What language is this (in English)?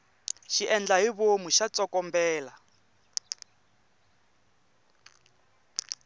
Tsonga